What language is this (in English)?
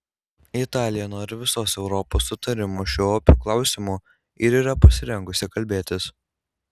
Lithuanian